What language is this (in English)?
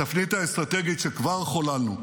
Hebrew